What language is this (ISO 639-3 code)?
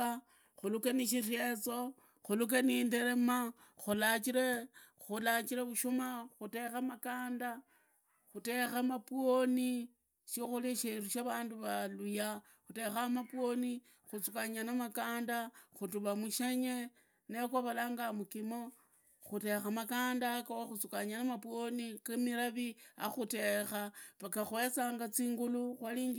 ida